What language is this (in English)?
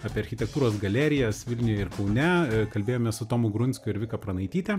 Lithuanian